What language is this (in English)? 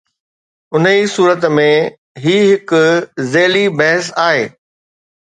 Sindhi